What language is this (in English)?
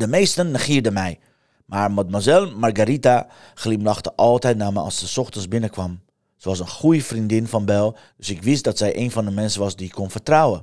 Dutch